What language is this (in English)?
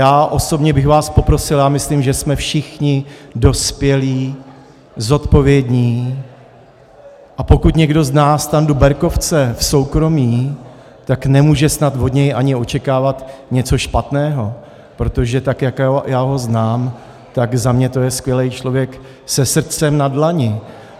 Czech